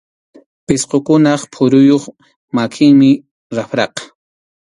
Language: Arequipa-La Unión Quechua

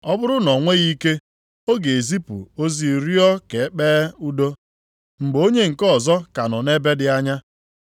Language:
Igbo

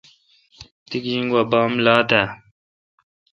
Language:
Kalkoti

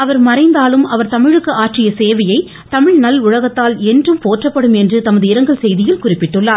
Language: Tamil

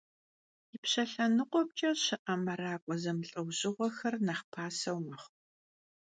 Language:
Kabardian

